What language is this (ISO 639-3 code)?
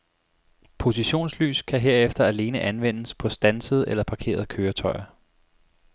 dan